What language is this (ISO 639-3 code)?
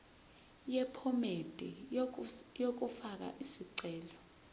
zul